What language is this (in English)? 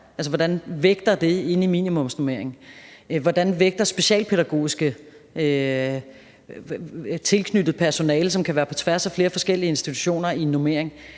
Danish